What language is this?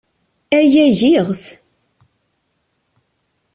Kabyle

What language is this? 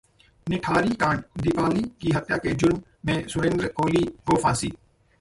Hindi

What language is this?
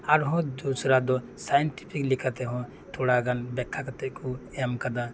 Santali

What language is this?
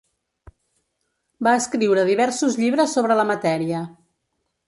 Catalan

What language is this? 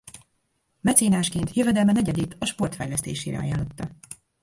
Hungarian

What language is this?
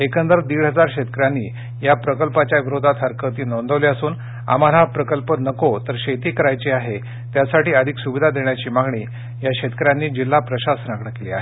Marathi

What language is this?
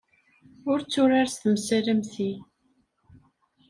Kabyle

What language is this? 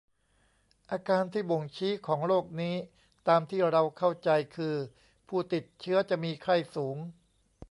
Thai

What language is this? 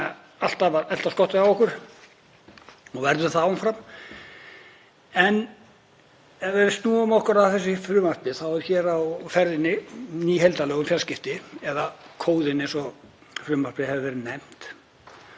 Icelandic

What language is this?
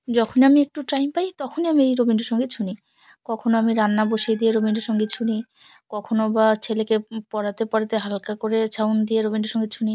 Bangla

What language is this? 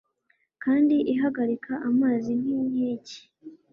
Kinyarwanda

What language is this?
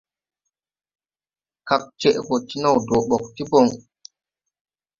Tupuri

